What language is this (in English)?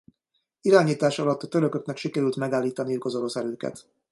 Hungarian